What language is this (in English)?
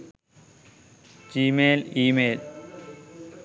Sinhala